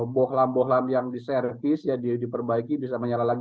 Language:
Indonesian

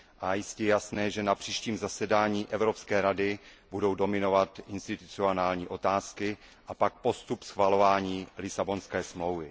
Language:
Czech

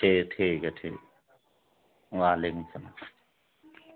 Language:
Urdu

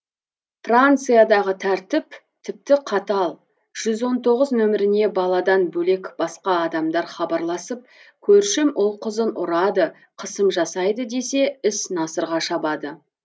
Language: Kazakh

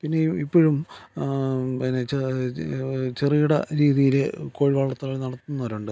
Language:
Malayalam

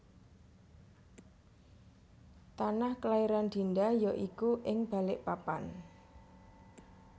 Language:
Javanese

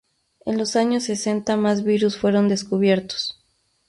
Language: Spanish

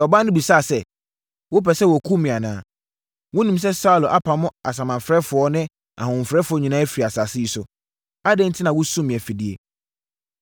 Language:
Akan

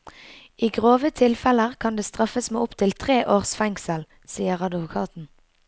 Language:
Norwegian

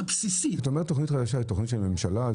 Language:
Hebrew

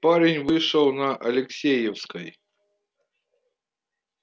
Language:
Russian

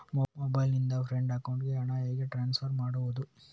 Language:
Kannada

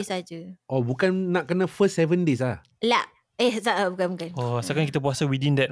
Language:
Malay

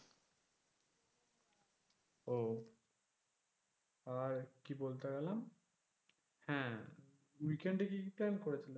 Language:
Bangla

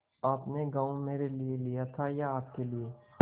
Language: Hindi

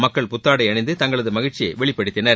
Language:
Tamil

